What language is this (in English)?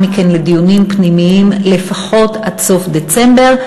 Hebrew